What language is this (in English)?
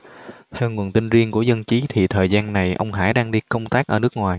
Vietnamese